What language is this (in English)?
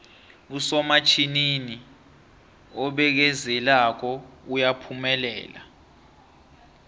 South Ndebele